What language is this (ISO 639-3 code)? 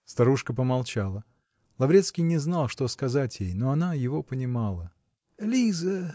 rus